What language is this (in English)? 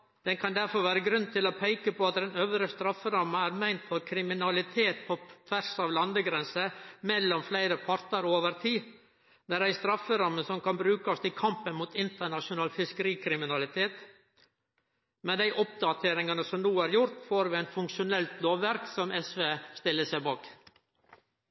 Norwegian Nynorsk